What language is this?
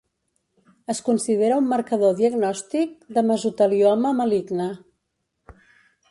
Catalan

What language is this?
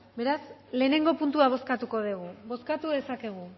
Basque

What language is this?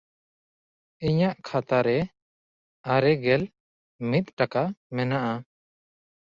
Santali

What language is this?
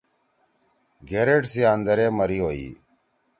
Torwali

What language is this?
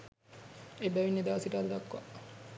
Sinhala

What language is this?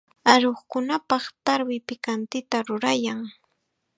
Chiquián Ancash Quechua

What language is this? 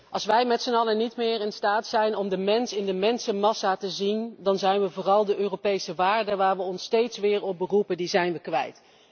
Dutch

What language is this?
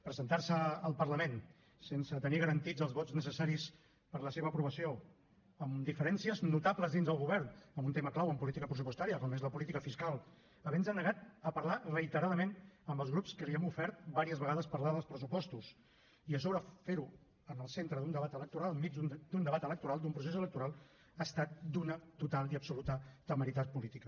Catalan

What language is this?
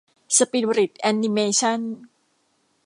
Thai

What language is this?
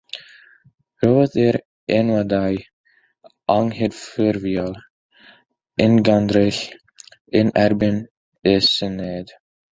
Welsh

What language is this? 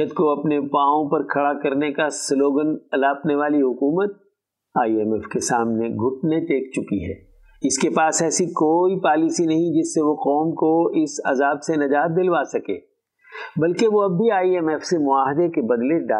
Urdu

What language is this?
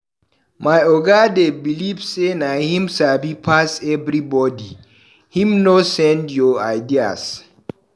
Nigerian Pidgin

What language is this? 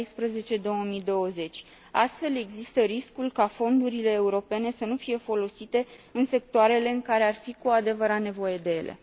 Romanian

